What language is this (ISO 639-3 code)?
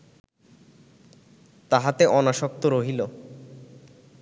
ben